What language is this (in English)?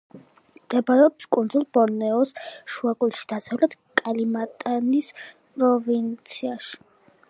Georgian